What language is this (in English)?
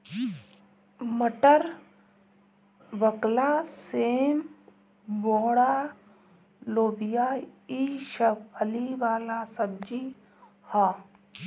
Bhojpuri